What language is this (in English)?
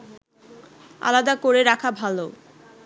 Bangla